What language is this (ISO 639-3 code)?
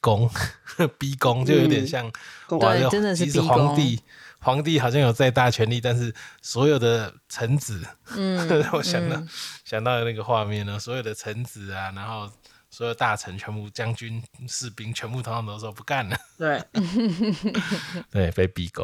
zho